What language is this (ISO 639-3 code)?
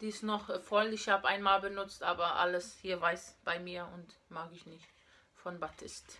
deu